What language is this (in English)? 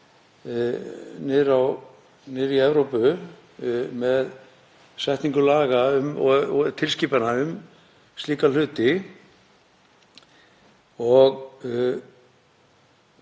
Icelandic